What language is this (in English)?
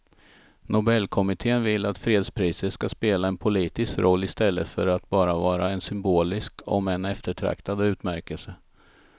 Swedish